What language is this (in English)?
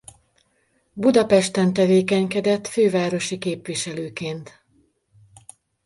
Hungarian